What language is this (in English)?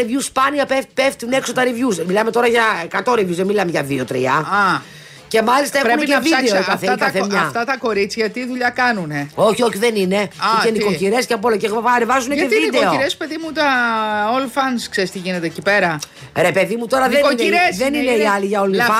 Greek